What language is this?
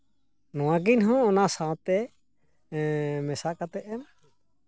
Santali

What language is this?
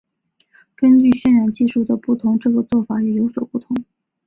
Chinese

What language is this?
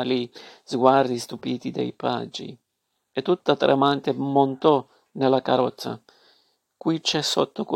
Italian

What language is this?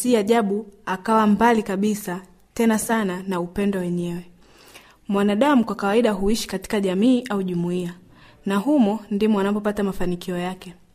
Swahili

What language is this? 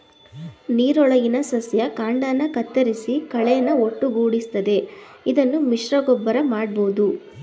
Kannada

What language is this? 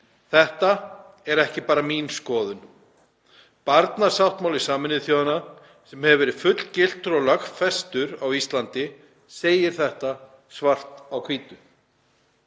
Icelandic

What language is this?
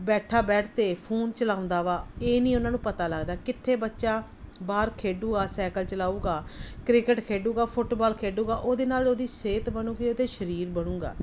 Punjabi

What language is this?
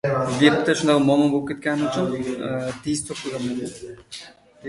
Uzbek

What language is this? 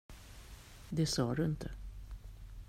Swedish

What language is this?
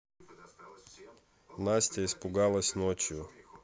Russian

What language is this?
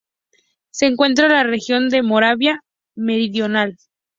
Spanish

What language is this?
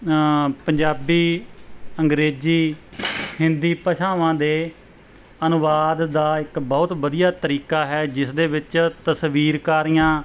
Punjabi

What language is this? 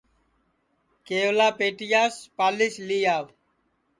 Sansi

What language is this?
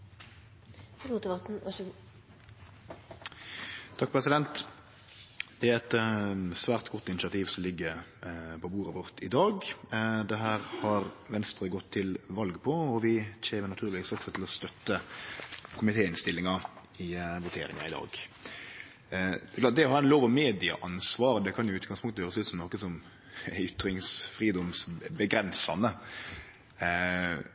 Norwegian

